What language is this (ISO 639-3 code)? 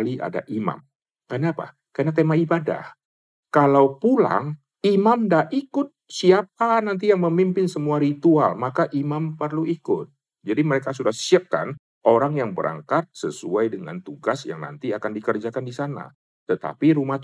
ind